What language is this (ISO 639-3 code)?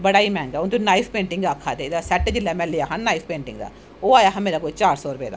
doi